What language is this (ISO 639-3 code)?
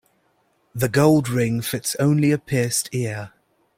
eng